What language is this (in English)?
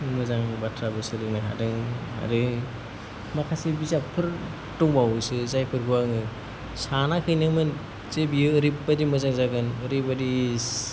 Bodo